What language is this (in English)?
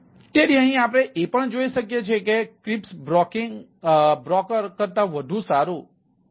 Gujarati